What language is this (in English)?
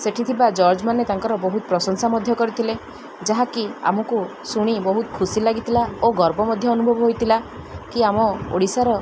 Odia